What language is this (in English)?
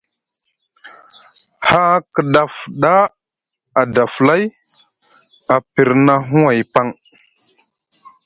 Musgu